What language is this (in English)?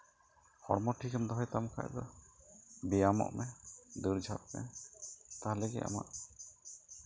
Santali